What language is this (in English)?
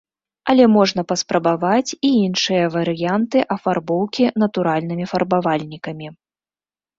Belarusian